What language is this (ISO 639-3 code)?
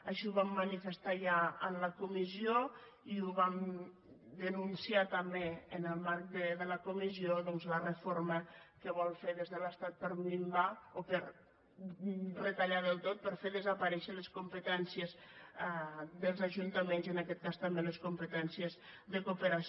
cat